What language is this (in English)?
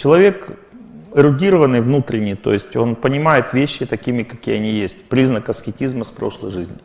Russian